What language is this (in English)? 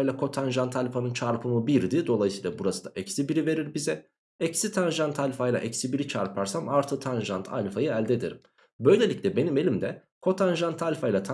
Turkish